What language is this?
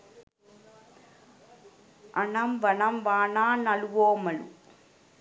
Sinhala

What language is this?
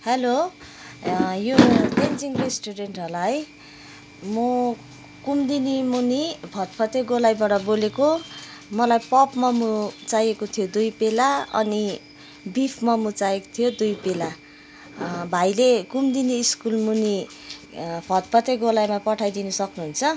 Nepali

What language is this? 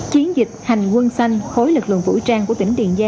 Vietnamese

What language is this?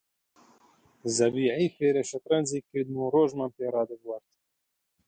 Central Kurdish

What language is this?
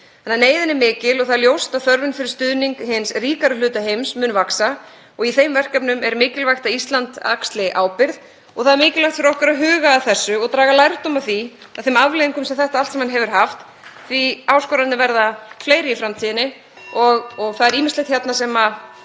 Icelandic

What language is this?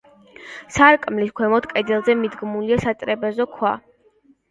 Georgian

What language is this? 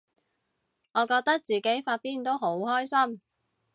Cantonese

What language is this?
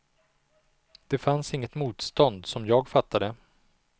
Swedish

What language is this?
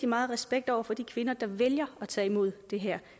Danish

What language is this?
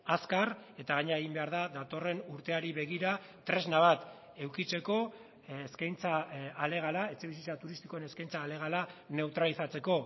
Basque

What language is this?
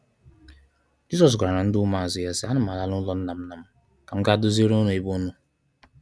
Igbo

